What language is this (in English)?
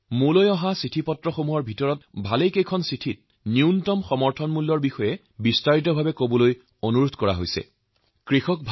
Assamese